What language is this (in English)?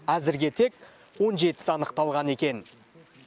Kazakh